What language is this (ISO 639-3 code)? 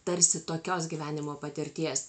lit